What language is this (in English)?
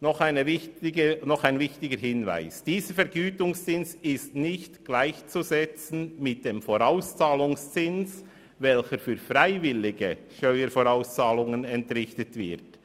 Swiss German